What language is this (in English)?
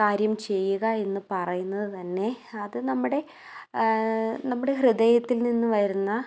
Malayalam